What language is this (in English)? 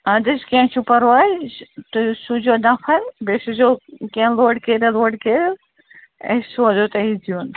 Kashmiri